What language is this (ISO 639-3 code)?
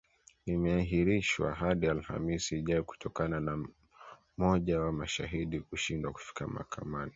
swa